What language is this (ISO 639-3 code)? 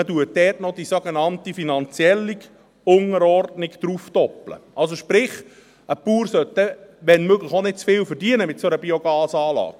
gsw